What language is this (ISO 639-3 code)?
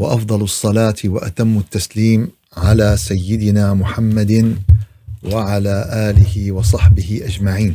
ara